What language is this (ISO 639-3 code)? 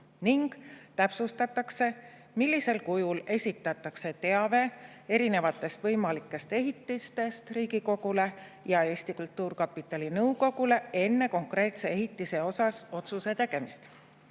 est